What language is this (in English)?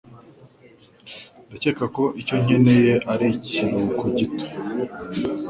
Kinyarwanda